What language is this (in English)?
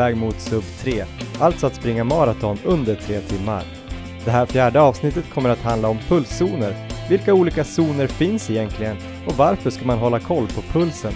Swedish